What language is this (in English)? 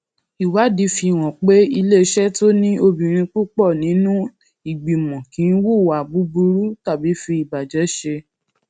Yoruba